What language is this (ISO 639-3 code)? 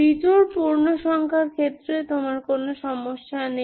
ben